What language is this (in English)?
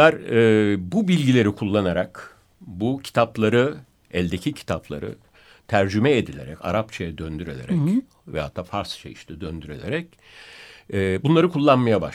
Turkish